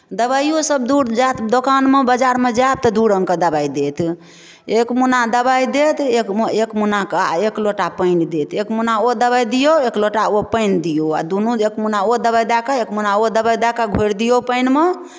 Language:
Maithili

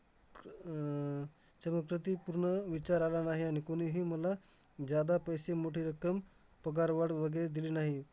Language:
Marathi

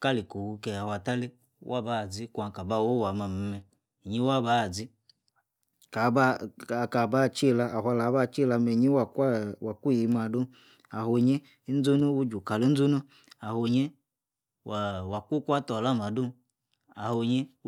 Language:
Yace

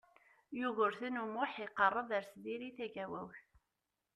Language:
Kabyle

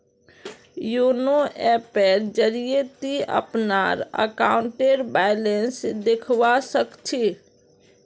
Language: Magahi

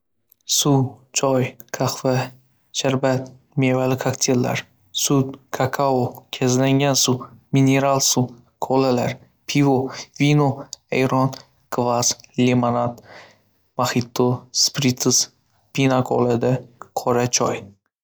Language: Uzbek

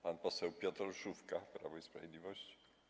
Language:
Polish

